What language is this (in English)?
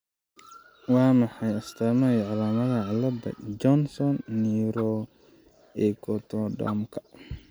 Somali